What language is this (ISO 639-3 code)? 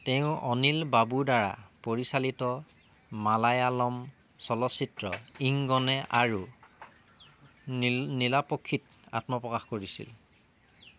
asm